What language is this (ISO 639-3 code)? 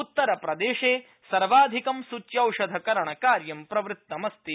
san